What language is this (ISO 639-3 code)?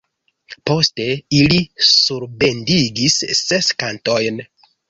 epo